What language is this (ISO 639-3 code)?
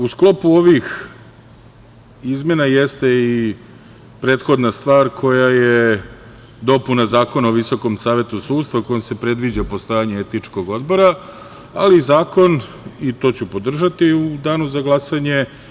srp